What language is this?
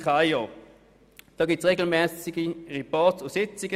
Swiss German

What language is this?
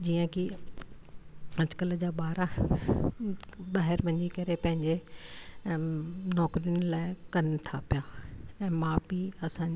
Sindhi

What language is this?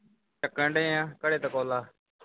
Punjabi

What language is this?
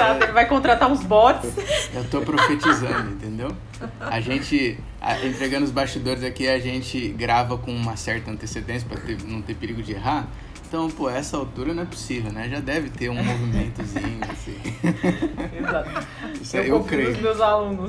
Portuguese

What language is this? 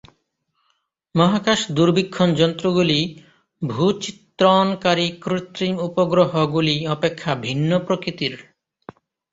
Bangla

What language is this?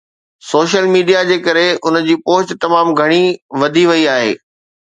Sindhi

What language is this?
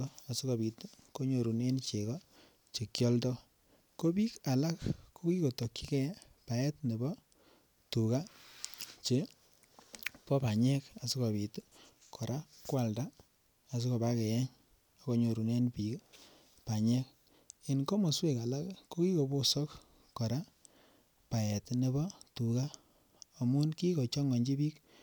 Kalenjin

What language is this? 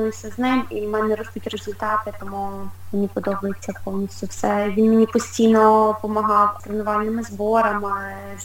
Ukrainian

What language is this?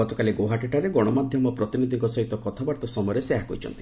Odia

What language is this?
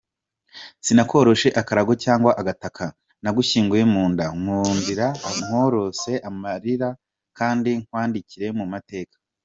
Kinyarwanda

